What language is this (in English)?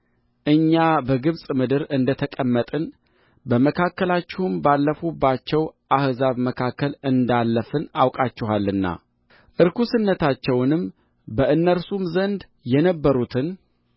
Amharic